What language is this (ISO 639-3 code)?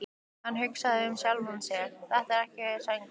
isl